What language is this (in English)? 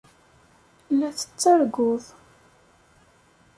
Kabyle